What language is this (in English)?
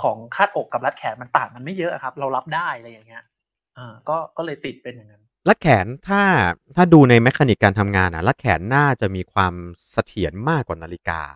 Thai